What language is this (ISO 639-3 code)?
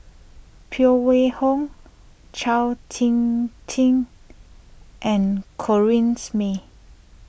eng